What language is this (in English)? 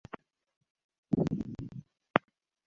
Swahili